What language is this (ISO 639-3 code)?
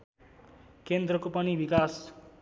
nep